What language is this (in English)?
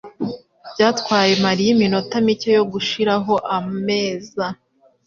Kinyarwanda